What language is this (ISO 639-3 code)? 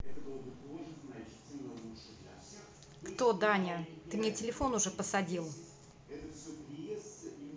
rus